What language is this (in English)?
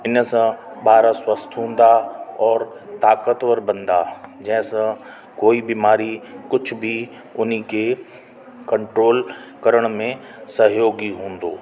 Sindhi